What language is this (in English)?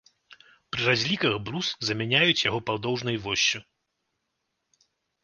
Belarusian